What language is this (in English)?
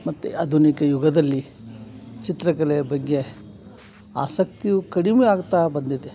Kannada